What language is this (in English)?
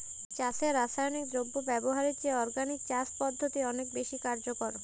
Bangla